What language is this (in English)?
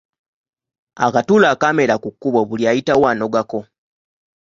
Ganda